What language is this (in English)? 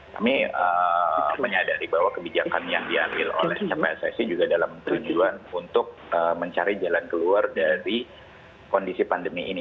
Indonesian